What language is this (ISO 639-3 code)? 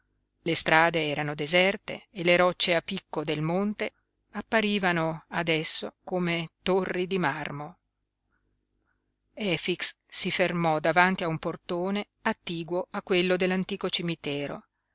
ita